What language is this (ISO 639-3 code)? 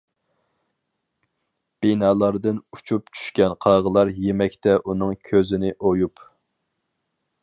uig